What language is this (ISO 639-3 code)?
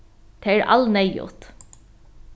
fao